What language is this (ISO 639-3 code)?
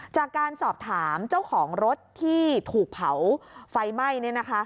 tha